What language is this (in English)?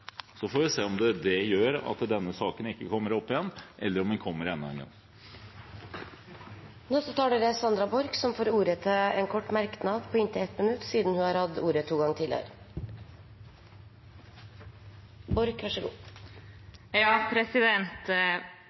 Norwegian